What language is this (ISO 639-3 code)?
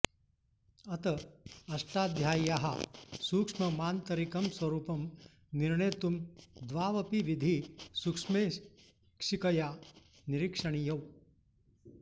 san